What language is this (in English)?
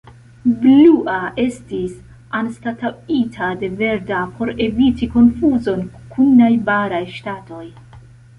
Esperanto